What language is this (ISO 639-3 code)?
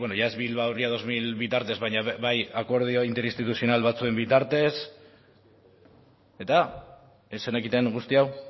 eus